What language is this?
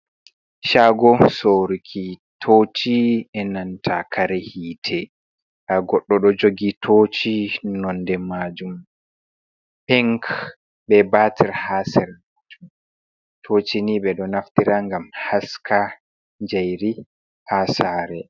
Fula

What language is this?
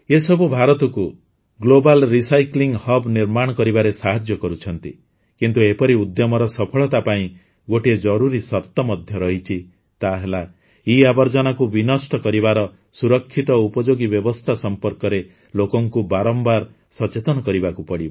Odia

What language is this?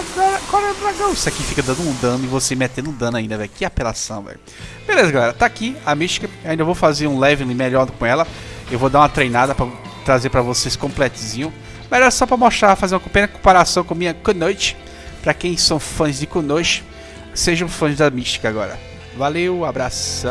Portuguese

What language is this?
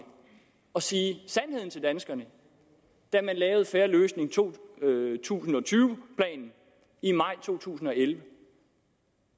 Danish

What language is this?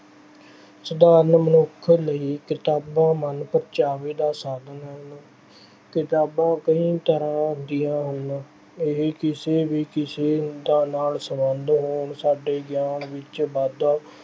Punjabi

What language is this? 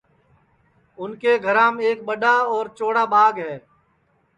Sansi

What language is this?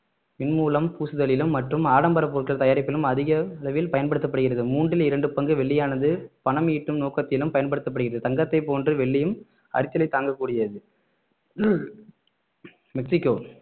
Tamil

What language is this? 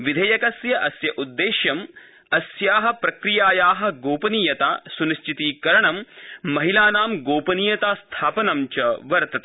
Sanskrit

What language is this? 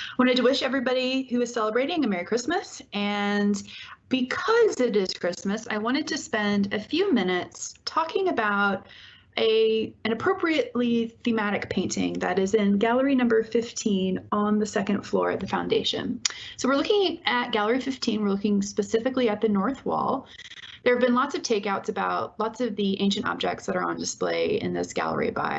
English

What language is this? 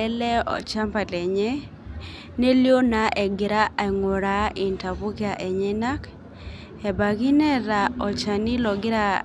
Masai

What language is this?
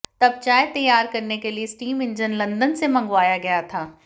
Hindi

